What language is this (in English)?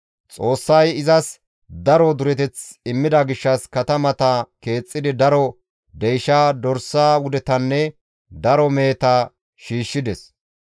Gamo